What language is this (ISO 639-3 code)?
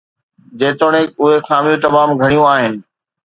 snd